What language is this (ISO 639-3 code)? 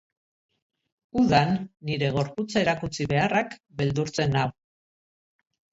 eus